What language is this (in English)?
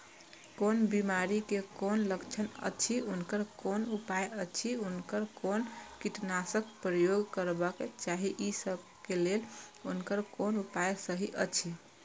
Maithili